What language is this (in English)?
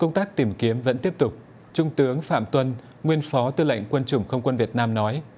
Vietnamese